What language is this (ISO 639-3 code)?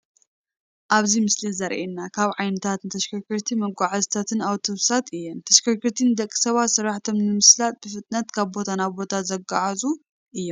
tir